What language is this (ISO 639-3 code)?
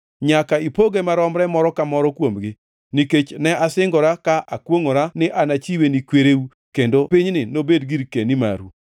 luo